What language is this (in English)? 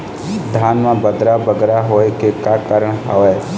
Chhattisgarhi